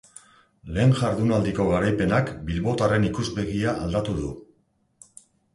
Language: Basque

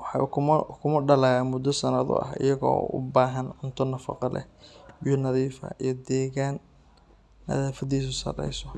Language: Somali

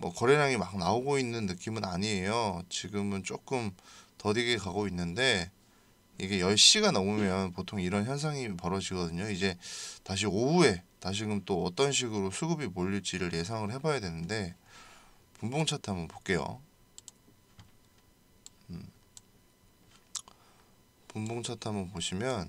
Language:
Korean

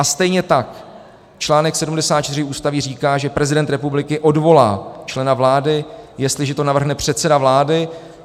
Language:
Czech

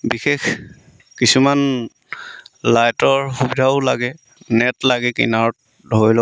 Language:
Assamese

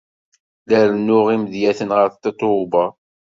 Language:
Kabyle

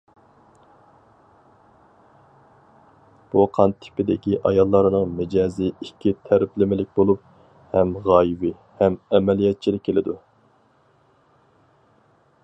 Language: Uyghur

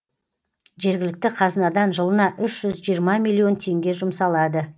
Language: Kazakh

